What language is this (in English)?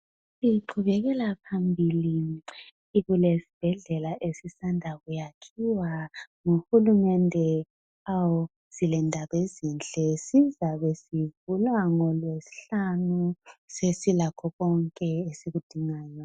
North Ndebele